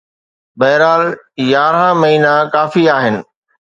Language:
Sindhi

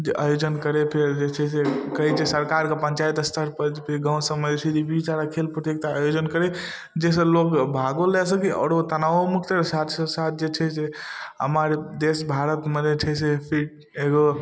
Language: Maithili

